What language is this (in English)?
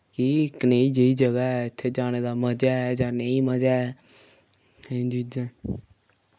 Dogri